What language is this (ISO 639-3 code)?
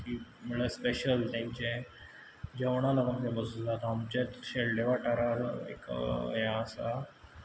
kok